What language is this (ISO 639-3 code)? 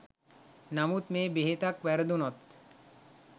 sin